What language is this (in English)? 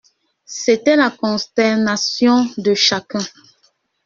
French